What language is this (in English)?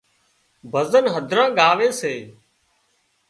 Wadiyara Koli